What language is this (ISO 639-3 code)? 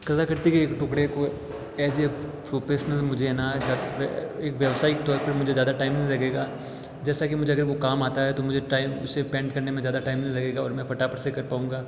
hin